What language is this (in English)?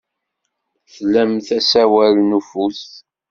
Kabyle